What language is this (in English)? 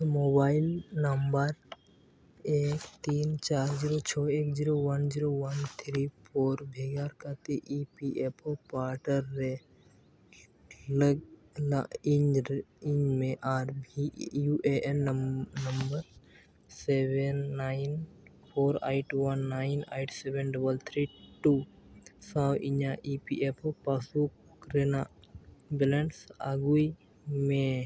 Santali